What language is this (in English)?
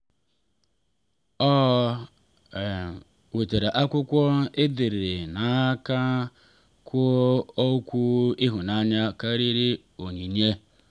Igbo